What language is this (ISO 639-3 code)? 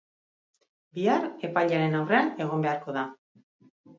eus